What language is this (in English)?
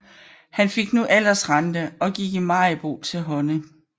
Danish